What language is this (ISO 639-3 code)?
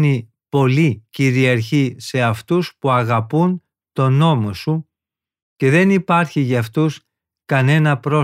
ell